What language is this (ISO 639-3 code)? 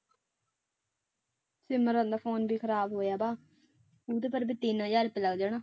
pan